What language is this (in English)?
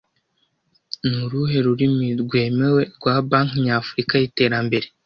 Kinyarwanda